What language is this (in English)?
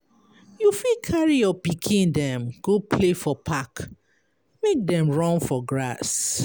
Nigerian Pidgin